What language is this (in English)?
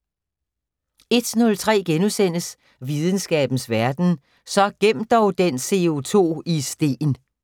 Danish